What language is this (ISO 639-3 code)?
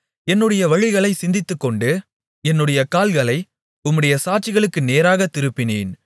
tam